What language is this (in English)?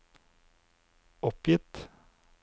Norwegian